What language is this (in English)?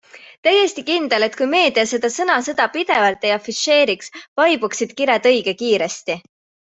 Estonian